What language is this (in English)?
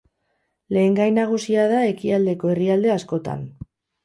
Basque